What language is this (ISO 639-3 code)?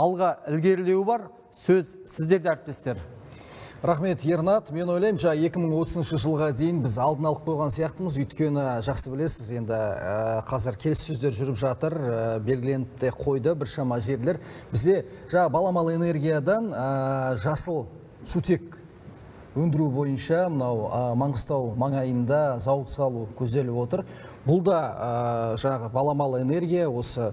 tur